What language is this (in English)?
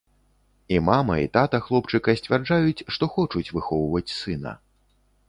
Belarusian